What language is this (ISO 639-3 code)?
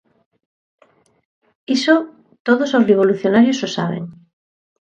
glg